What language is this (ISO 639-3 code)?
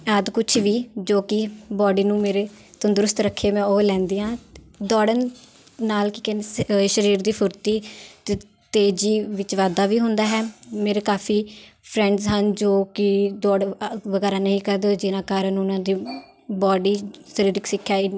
pan